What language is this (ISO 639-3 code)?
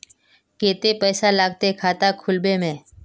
mag